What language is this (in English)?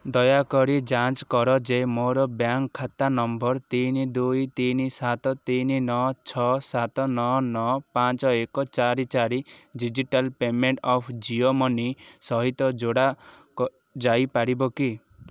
Odia